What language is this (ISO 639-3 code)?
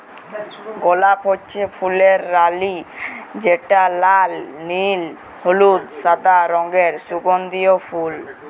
ben